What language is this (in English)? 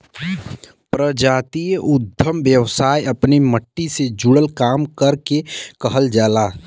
Bhojpuri